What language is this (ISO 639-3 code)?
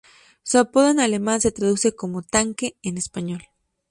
spa